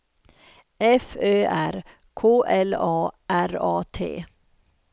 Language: Swedish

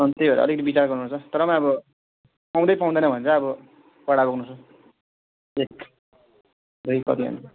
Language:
Nepali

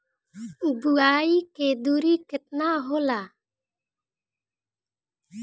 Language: Bhojpuri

